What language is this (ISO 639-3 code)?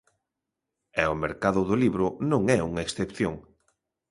glg